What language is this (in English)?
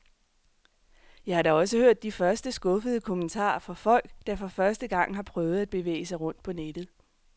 Danish